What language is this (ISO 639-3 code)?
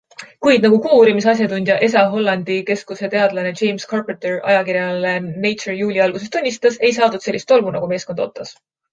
est